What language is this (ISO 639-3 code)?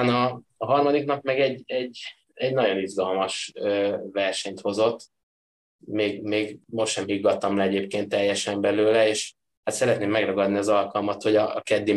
hun